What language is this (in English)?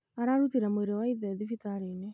Kikuyu